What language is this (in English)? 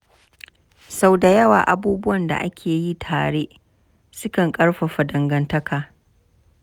Hausa